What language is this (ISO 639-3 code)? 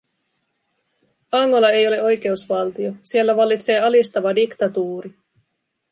fin